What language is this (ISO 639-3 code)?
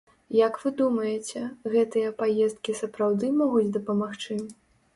bel